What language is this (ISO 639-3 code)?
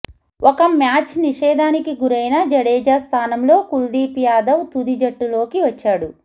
tel